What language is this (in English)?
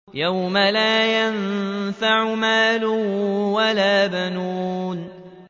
Arabic